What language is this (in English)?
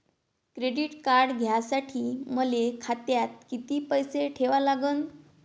Marathi